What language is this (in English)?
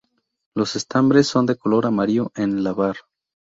Spanish